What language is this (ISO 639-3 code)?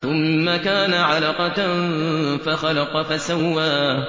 ara